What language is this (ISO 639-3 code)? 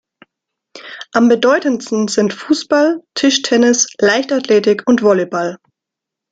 deu